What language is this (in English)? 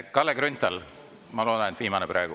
Estonian